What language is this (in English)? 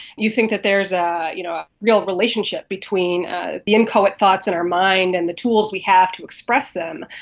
English